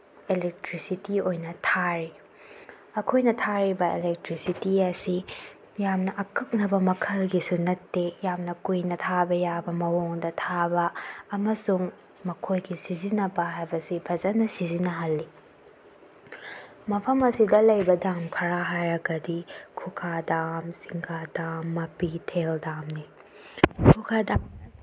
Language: Manipuri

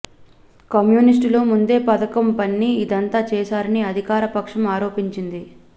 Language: Telugu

